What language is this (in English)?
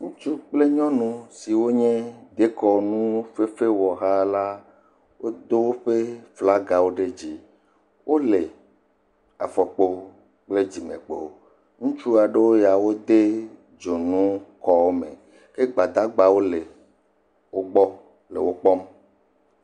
Ewe